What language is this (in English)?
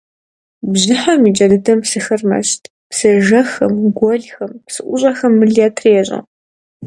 Kabardian